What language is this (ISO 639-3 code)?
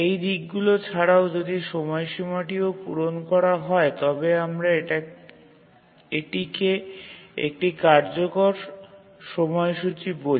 ben